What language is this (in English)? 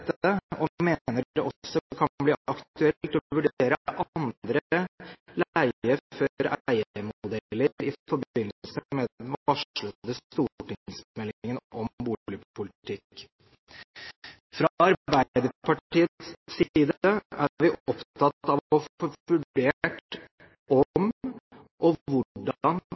Norwegian Bokmål